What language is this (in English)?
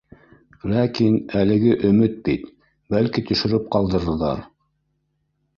Bashkir